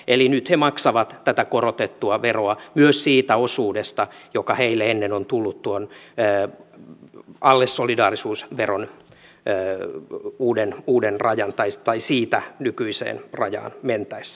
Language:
Finnish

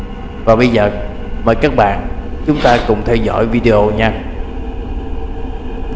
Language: Vietnamese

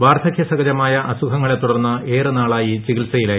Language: Malayalam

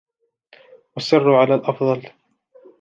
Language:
Arabic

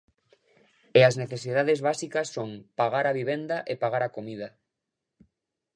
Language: Galician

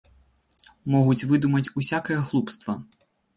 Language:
Belarusian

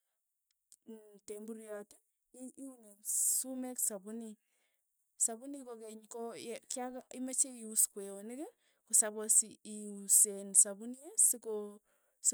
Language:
Tugen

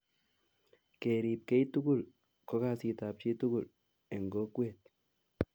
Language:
Kalenjin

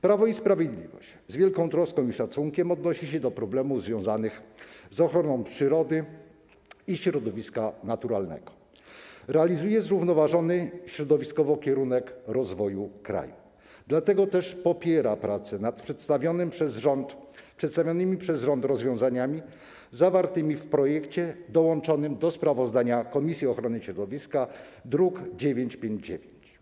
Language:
Polish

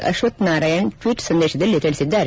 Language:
Kannada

